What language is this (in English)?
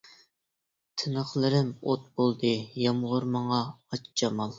Uyghur